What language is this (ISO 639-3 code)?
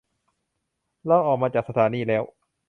tha